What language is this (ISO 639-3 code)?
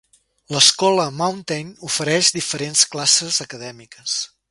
cat